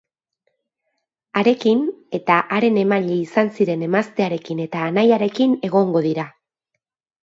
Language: Basque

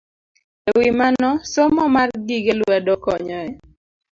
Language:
Luo (Kenya and Tanzania)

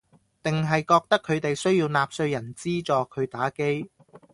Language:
Cantonese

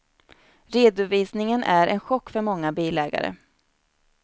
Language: Swedish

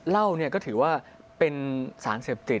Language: Thai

